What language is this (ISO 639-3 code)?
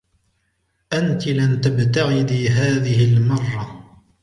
ara